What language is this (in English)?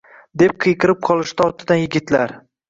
Uzbek